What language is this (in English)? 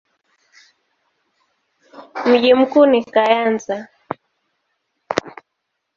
Swahili